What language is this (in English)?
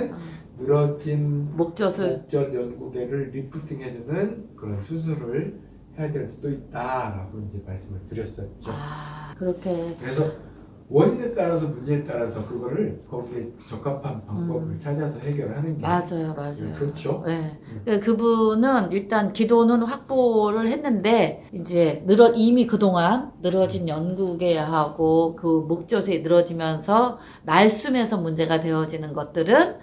Korean